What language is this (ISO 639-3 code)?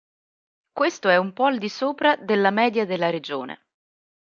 ita